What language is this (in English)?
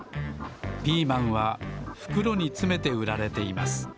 Japanese